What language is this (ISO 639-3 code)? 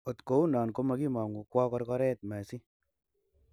kln